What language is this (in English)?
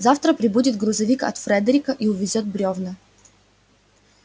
Russian